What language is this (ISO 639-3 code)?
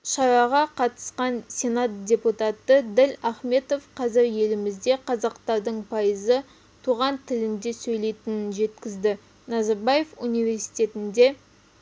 kaz